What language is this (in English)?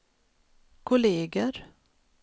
Swedish